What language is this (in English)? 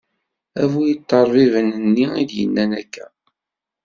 Kabyle